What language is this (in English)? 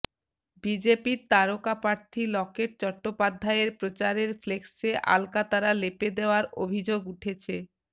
Bangla